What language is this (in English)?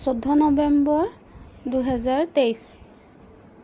Assamese